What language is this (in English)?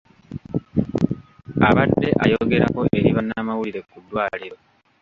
Ganda